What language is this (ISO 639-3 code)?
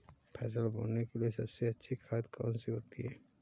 hin